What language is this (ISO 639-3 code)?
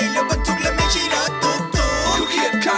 tha